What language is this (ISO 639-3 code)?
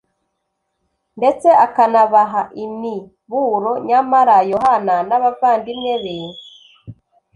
kin